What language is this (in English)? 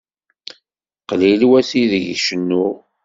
Kabyle